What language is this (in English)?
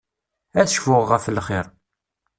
Kabyle